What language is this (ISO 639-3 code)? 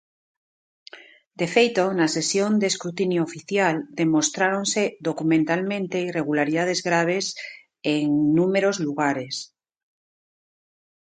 glg